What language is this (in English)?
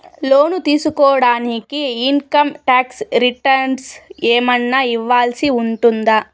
Telugu